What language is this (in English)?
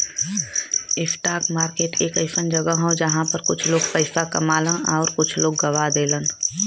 Bhojpuri